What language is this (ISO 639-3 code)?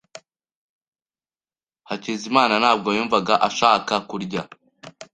kin